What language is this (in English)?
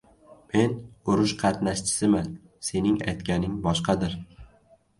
Uzbek